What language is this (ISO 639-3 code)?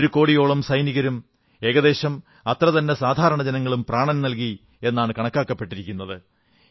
mal